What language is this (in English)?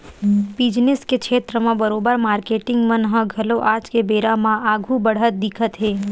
Chhattisgarhi